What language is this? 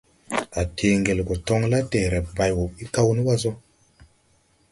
Tupuri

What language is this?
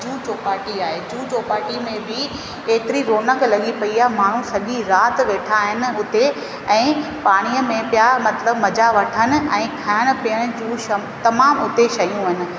Sindhi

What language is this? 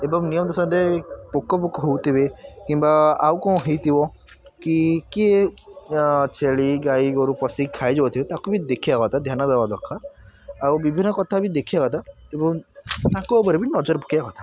Odia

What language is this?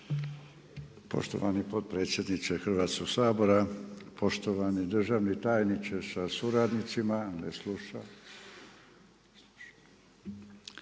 Croatian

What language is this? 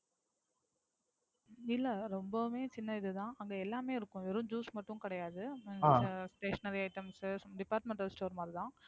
Tamil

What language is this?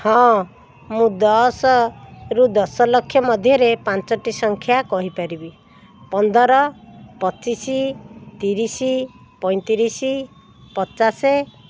Odia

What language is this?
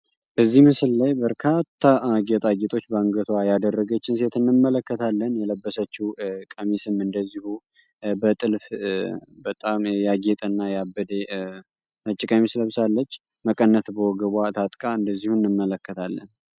Amharic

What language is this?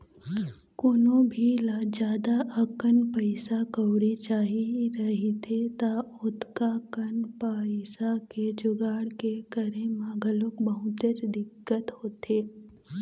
Chhattisgarhi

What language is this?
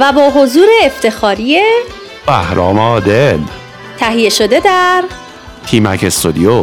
Persian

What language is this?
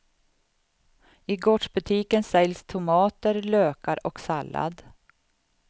Swedish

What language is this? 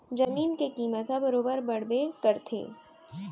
Chhattisgarhi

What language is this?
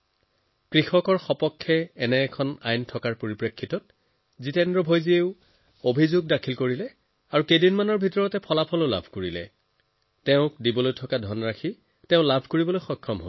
Assamese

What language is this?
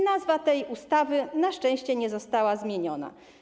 Polish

